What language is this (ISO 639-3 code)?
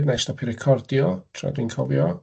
cym